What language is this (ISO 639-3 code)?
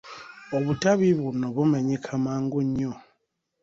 lug